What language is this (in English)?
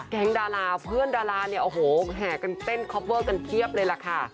Thai